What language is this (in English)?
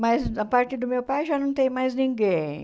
Portuguese